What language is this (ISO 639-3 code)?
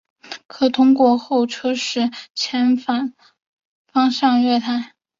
zho